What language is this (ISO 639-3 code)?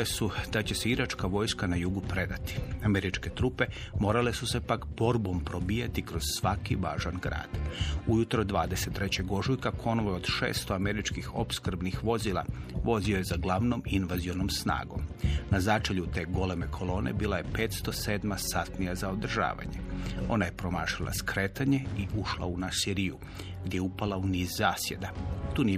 hrv